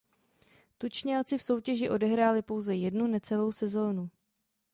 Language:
Czech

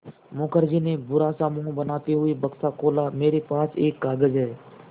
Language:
Hindi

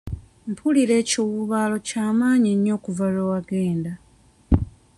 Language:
Ganda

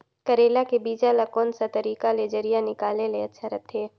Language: Chhattisgarhi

